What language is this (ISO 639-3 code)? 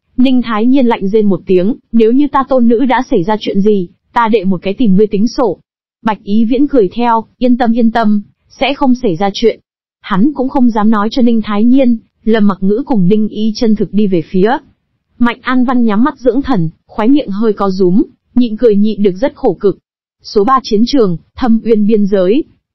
vie